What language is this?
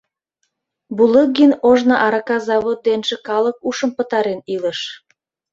Mari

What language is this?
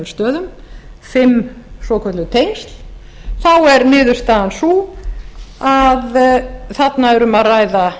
Icelandic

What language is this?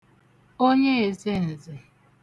Igbo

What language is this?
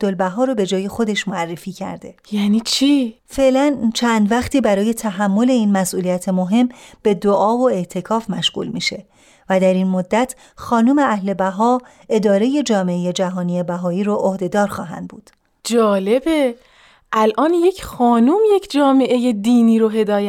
Persian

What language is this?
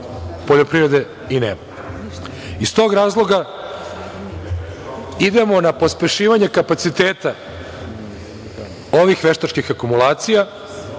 Serbian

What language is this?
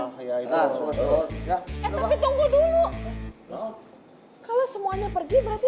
Indonesian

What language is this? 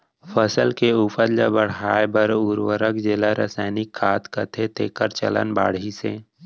Chhattisgarhi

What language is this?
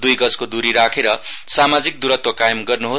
Nepali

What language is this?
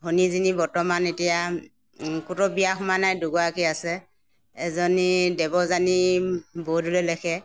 Assamese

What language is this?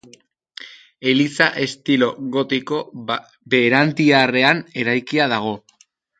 Basque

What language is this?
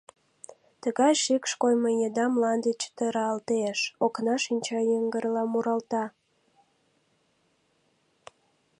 Mari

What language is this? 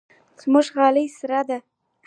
Pashto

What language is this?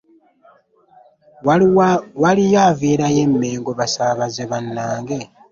Ganda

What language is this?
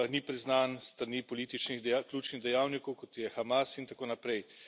Slovenian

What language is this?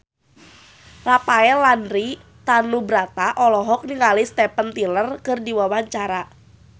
Sundanese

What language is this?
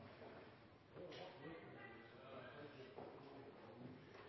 Norwegian Nynorsk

